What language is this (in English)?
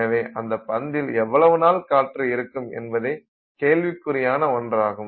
Tamil